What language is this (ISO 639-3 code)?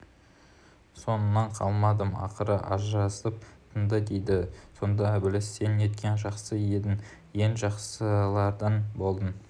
kaz